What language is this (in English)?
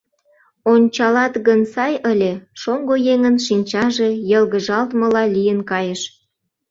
Mari